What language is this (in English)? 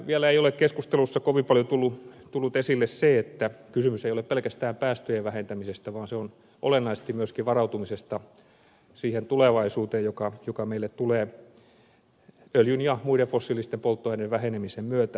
Finnish